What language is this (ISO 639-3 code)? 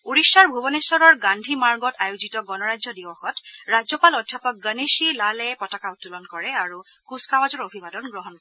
asm